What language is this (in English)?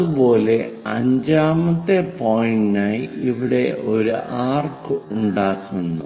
Malayalam